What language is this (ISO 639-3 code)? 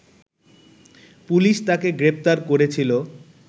ben